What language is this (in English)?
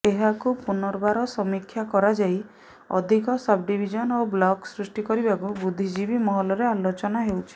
Odia